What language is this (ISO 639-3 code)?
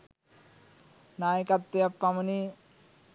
sin